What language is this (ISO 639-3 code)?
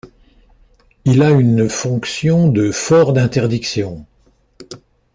fra